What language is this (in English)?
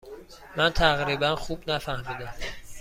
Persian